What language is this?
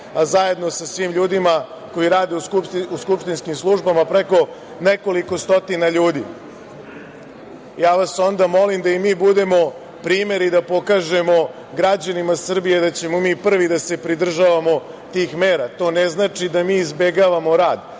Serbian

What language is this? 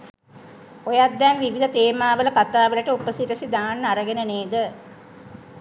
Sinhala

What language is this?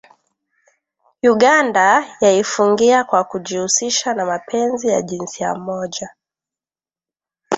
Swahili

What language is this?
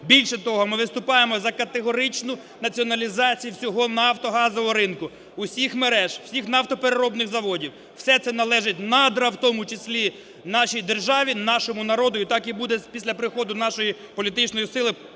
Ukrainian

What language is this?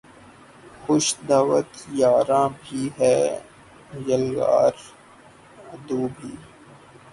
Urdu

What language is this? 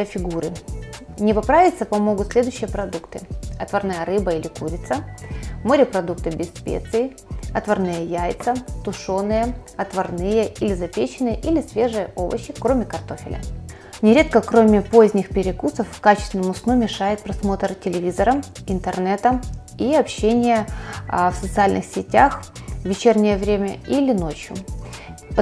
Russian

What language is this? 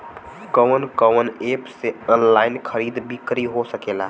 Bhojpuri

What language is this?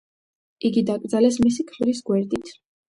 Georgian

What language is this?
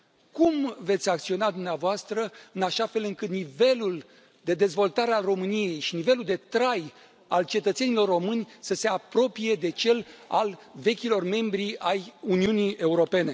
Romanian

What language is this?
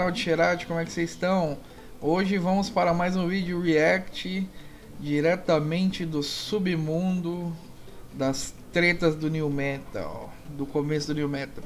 Portuguese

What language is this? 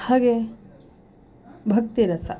Kannada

